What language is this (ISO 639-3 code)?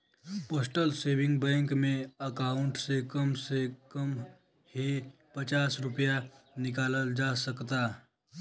bho